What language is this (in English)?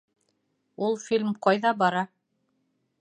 Bashkir